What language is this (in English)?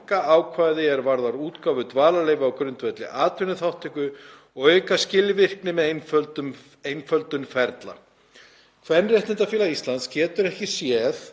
Icelandic